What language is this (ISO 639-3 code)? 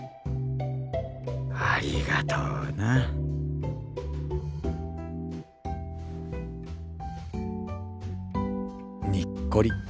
jpn